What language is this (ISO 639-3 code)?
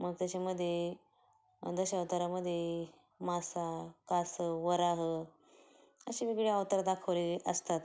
mar